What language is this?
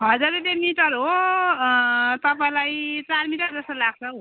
Nepali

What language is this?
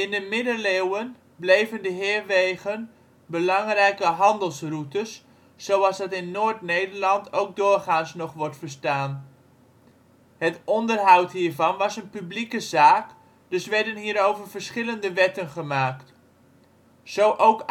Dutch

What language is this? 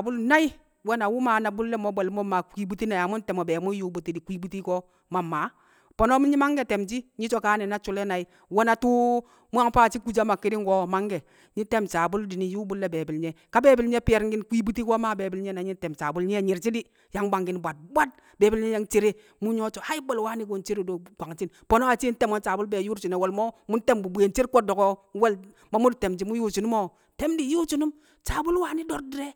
Kamo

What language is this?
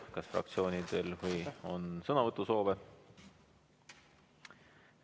Estonian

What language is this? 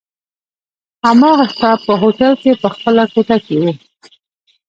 Pashto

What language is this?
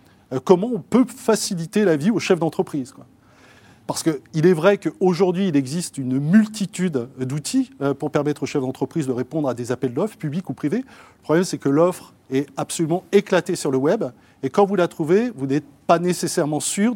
French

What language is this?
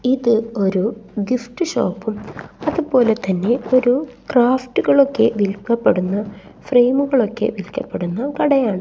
Malayalam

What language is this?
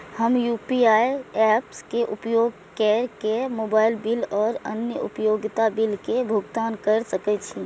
Maithili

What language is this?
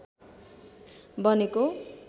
Nepali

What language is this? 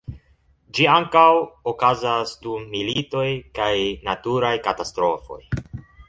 Esperanto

